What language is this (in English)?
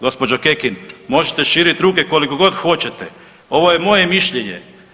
Croatian